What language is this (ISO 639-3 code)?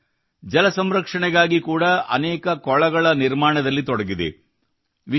kan